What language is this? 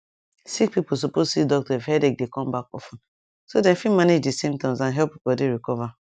Nigerian Pidgin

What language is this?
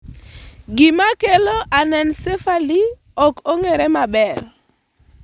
Luo (Kenya and Tanzania)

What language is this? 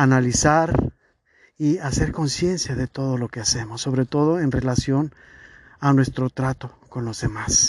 Spanish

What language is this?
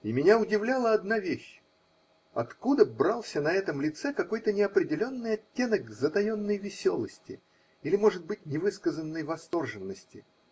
Russian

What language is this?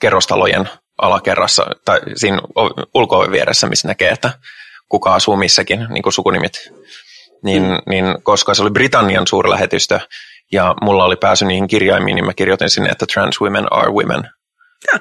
Finnish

